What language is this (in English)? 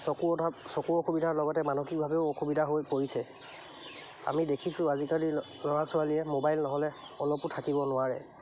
Assamese